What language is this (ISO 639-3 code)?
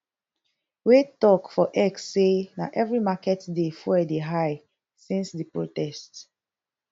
pcm